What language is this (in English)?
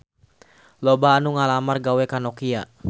Sundanese